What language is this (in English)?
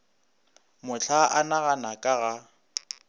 Northern Sotho